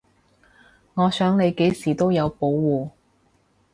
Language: Cantonese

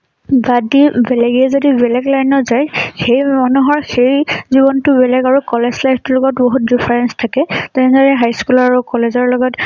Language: Assamese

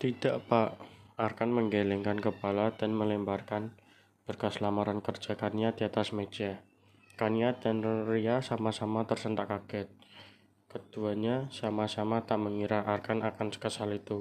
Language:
Indonesian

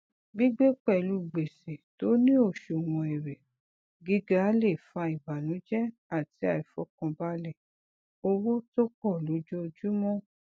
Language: Yoruba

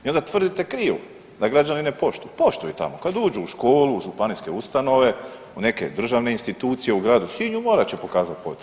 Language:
Croatian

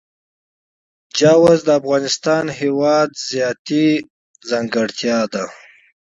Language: Pashto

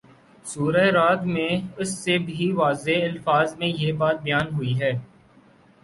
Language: Urdu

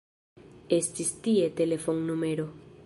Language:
Esperanto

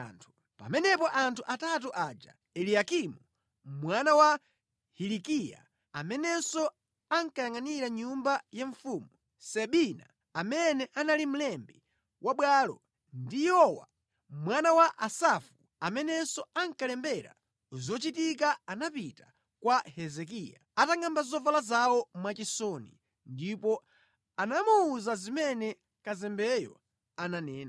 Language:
Nyanja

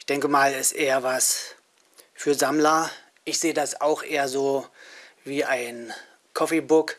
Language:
German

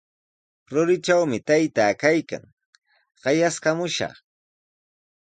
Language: Sihuas Ancash Quechua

